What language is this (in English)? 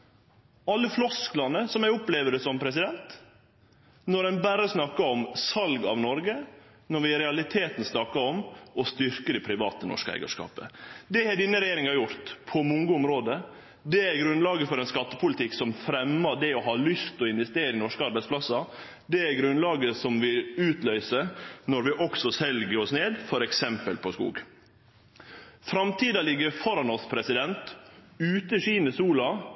Norwegian Nynorsk